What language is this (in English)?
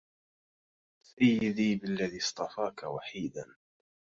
Arabic